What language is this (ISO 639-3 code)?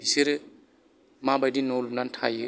brx